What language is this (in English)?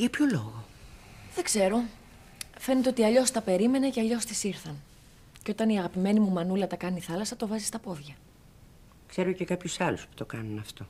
Greek